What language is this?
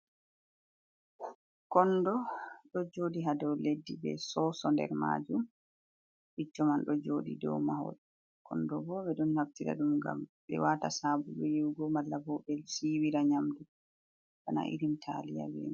Fula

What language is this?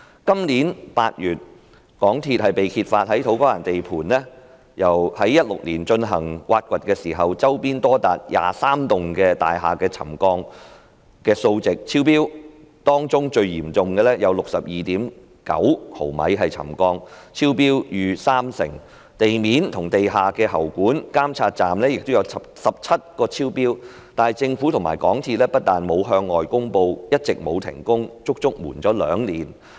Cantonese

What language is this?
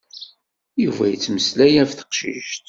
Kabyle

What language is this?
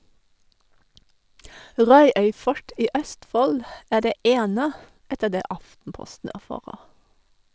Norwegian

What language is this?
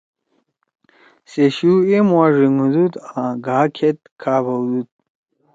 Torwali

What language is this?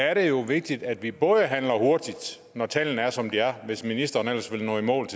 Danish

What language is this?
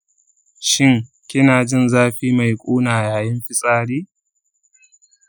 Hausa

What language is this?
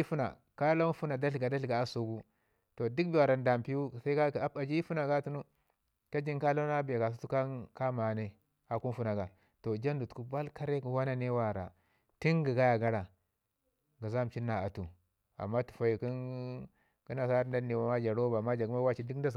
Ngizim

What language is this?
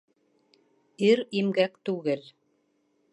Bashkir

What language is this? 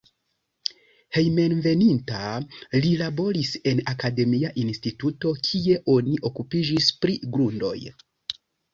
Esperanto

